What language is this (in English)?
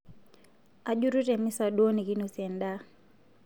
Masai